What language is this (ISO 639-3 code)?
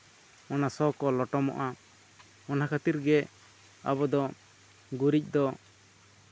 sat